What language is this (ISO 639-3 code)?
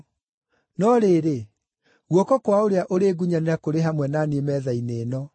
kik